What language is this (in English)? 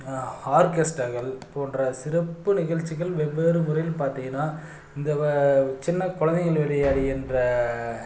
Tamil